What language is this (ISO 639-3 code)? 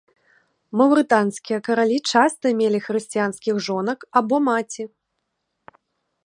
bel